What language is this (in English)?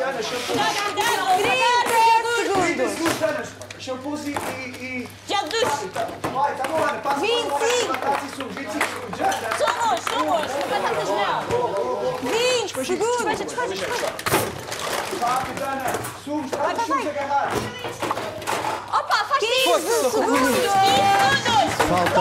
Portuguese